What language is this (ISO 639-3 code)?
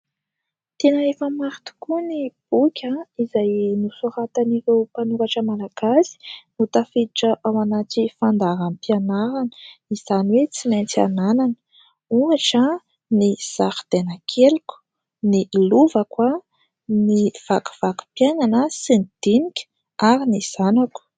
mlg